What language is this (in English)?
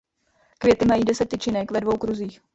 Czech